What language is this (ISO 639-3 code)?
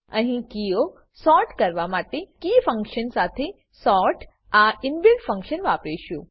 guj